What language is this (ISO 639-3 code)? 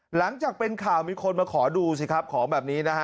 tha